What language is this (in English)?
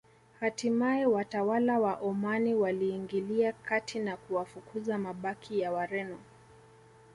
Swahili